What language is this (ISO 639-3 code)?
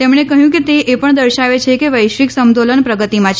guj